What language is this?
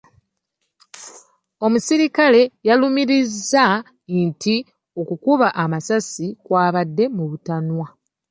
Ganda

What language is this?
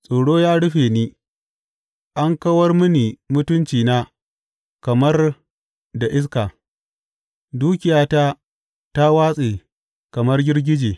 Hausa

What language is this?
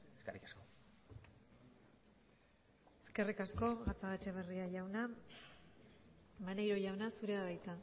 Basque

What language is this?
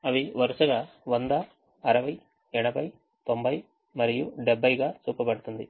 Telugu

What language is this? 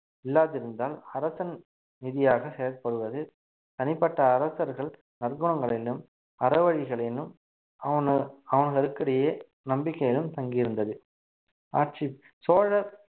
Tamil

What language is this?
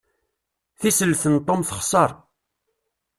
Kabyle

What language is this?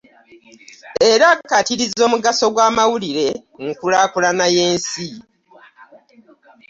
Ganda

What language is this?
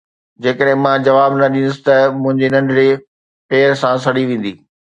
Sindhi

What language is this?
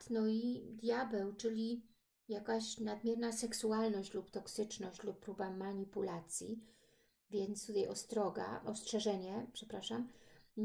Polish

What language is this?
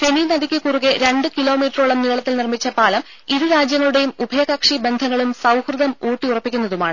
Malayalam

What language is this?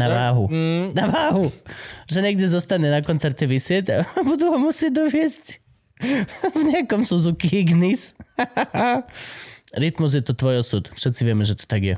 Slovak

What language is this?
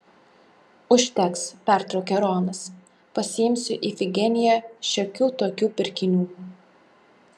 Lithuanian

